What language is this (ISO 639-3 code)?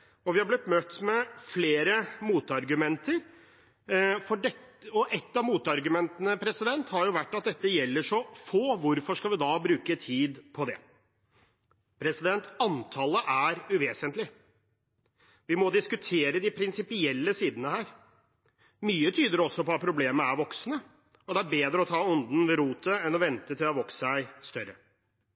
nob